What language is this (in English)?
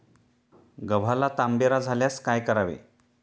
Marathi